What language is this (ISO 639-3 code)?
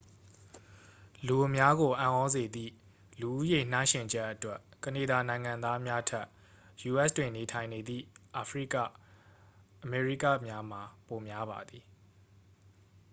mya